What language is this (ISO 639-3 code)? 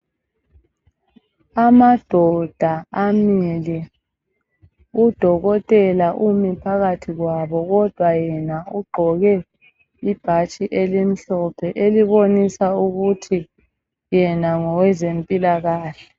nde